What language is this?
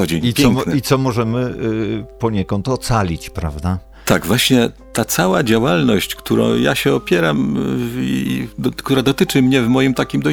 Polish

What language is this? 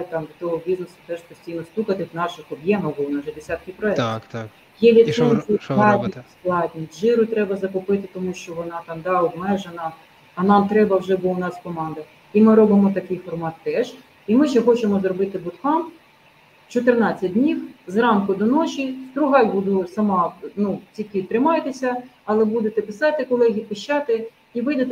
Ukrainian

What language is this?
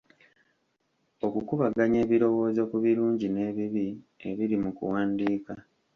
Ganda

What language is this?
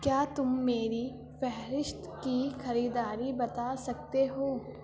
Urdu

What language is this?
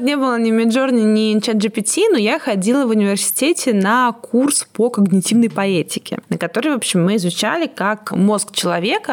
Russian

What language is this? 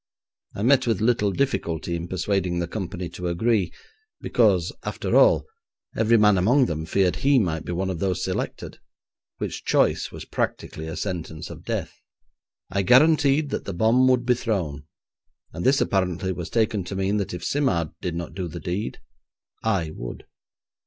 English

